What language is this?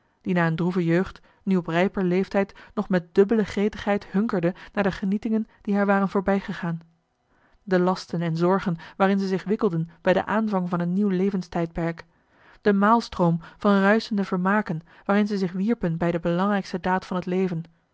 Dutch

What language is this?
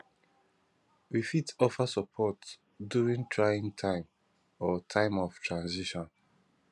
Nigerian Pidgin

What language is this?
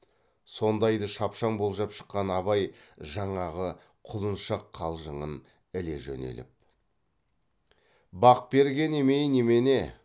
Kazakh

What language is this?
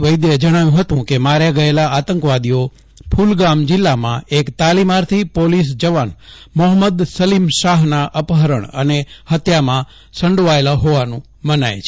Gujarati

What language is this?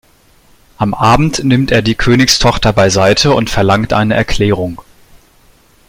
German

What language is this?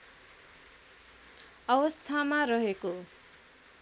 Nepali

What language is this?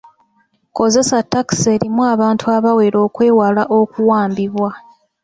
Ganda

